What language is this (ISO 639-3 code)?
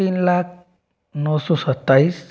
hin